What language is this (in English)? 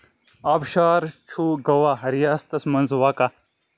Kashmiri